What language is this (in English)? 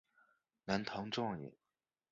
Chinese